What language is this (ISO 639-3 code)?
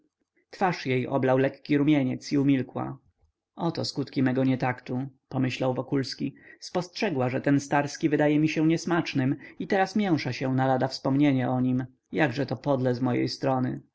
pol